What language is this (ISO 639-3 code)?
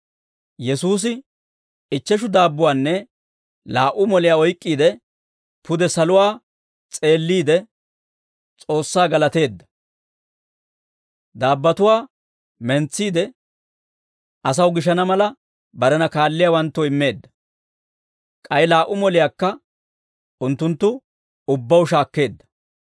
dwr